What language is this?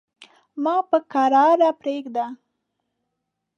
Pashto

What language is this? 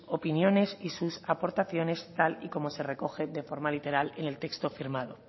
Spanish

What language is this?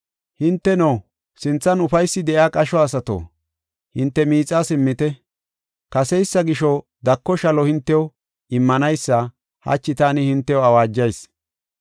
Gofa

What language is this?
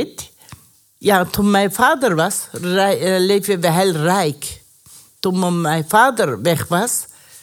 Dutch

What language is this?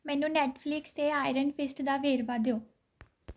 Punjabi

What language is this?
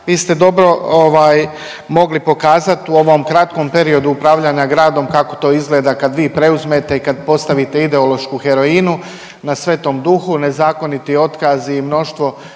Croatian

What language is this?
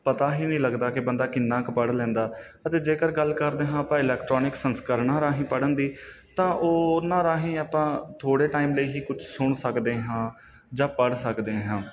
Punjabi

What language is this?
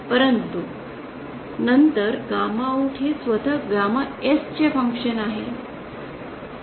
Marathi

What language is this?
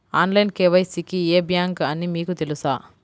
Telugu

